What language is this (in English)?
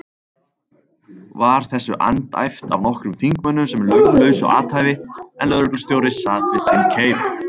Icelandic